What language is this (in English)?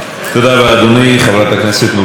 Hebrew